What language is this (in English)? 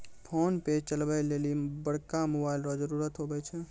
Maithili